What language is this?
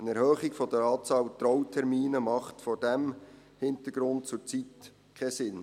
Swiss German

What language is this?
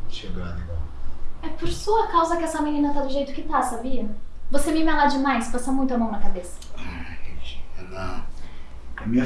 Portuguese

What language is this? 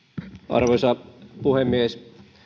Finnish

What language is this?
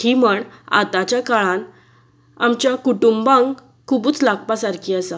Konkani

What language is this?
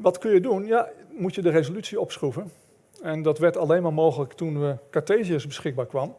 Dutch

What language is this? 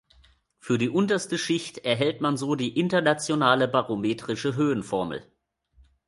German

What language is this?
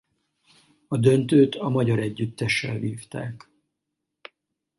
Hungarian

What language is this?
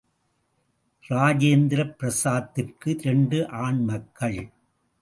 Tamil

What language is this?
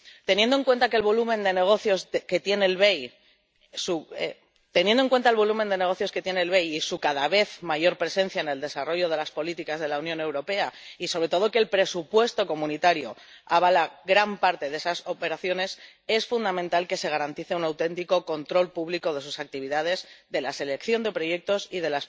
Spanish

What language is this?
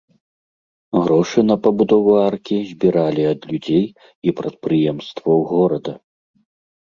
Belarusian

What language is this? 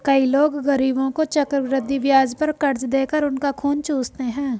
Hindi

